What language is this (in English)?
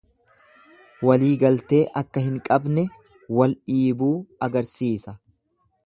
Oromo